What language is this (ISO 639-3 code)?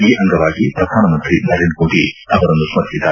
kan